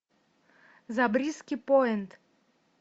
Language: Russian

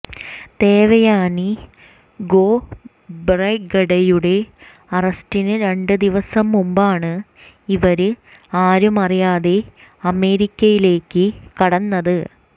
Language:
Malayalam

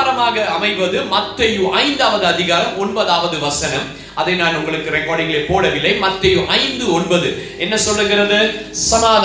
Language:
Tamil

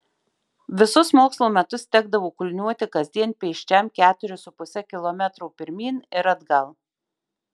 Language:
Lithuanian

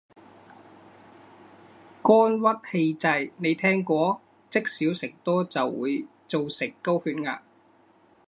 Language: Cantonese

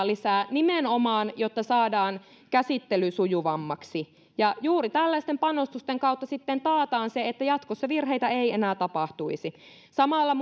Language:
Finnish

